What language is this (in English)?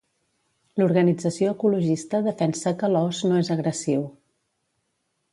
Catalan